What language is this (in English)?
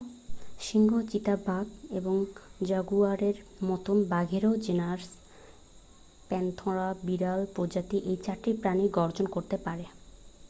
Bangla